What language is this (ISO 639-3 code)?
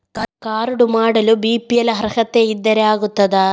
kan